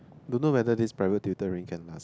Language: English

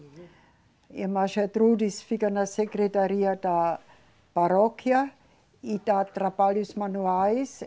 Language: Portuguese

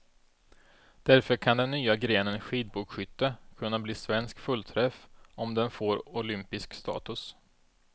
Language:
Swedish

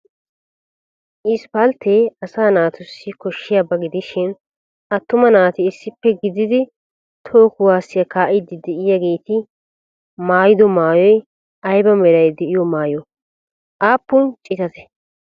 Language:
Wolaytta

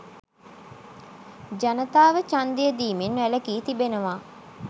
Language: Sinhala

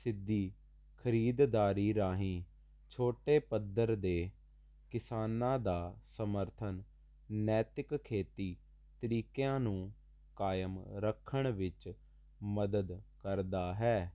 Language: Punjabi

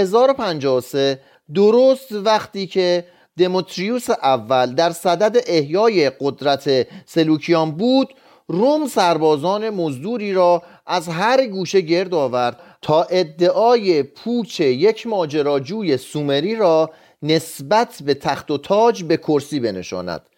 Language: Persian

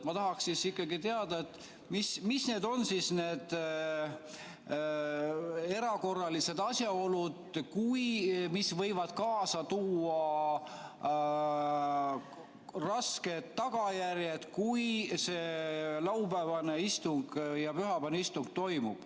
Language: Estonian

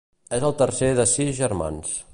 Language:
Catalan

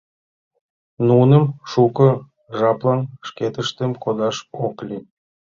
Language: Mari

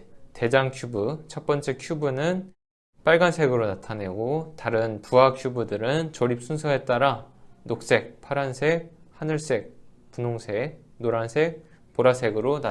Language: Korean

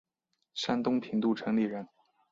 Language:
Chinese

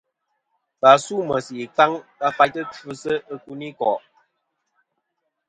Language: Kom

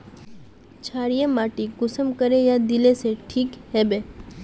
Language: Magahi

